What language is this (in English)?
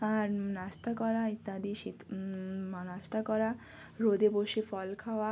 Bangla